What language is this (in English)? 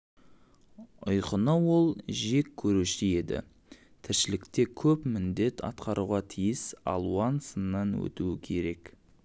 Kazakh